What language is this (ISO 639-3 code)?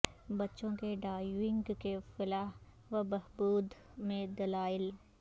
urd